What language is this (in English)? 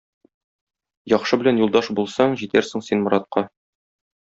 Tatar